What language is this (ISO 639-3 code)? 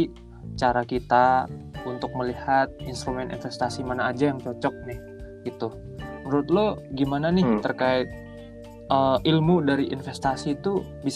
ind